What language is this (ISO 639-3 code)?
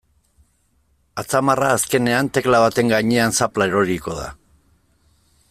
eus